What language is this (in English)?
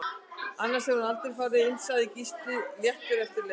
Icelandic